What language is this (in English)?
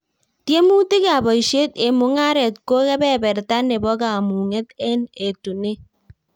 Kalenjin